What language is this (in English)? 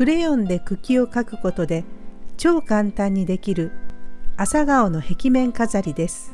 Japanese